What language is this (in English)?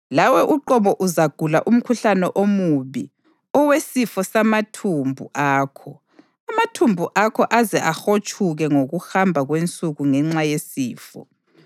North Ndebele